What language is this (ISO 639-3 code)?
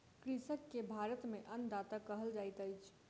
mai